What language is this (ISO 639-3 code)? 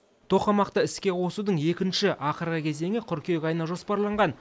kaz